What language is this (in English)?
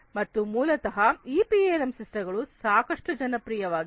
Kannada